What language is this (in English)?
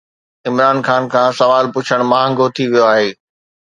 Sindhi